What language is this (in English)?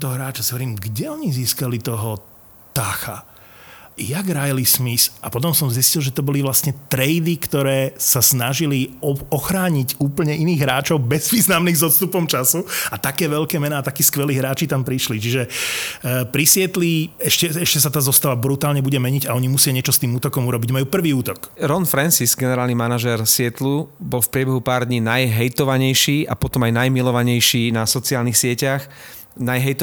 Slovak